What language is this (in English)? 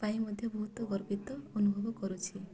Odia